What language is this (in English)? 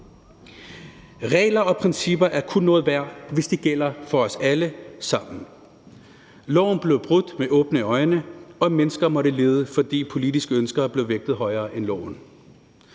Danish